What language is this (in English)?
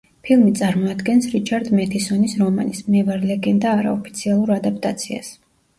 Georgian